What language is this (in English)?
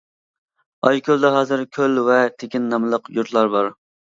Uyghur